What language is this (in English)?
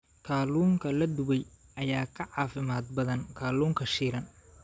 Somali